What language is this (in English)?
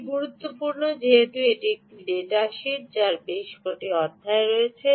Bangla